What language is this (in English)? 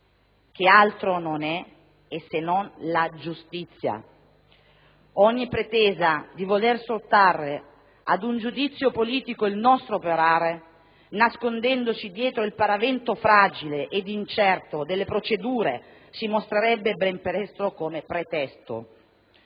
Italian